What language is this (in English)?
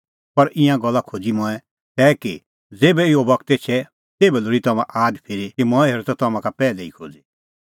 Kullu Pahari